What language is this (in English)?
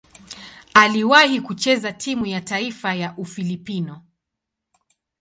Swahili